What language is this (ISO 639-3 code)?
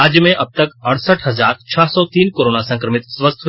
hin